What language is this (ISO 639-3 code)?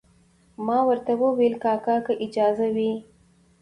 pus